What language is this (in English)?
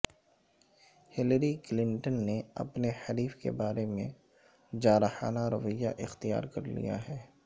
Urdu